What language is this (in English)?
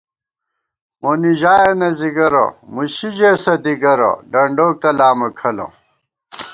Gawar-Bati